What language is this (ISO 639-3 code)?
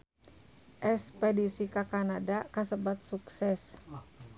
sun